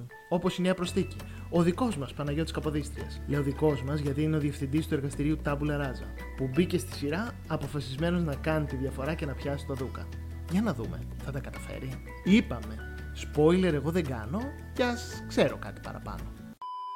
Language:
Greek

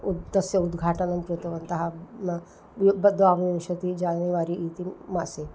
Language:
Sanskrit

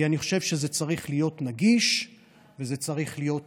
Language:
Hebrew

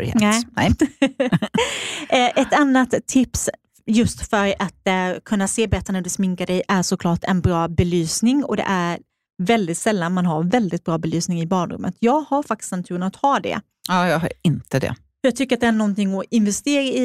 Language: Swedish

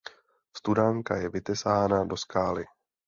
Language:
Czech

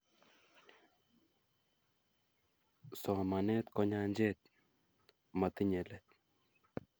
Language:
Kalenjin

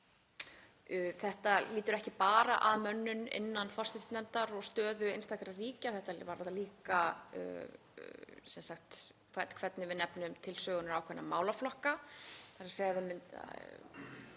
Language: Icelandic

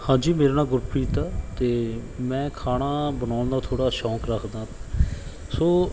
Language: Punjabi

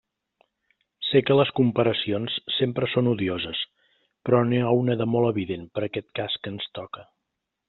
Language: Catalan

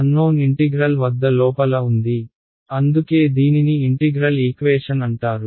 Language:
Telugu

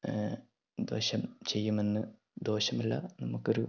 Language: Malayalam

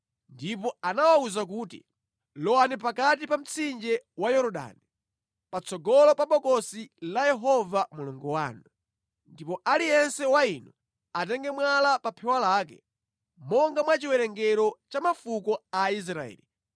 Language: Nyanja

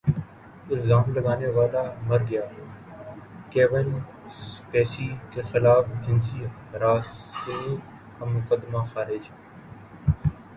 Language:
Urdu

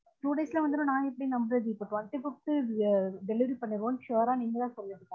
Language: Tamil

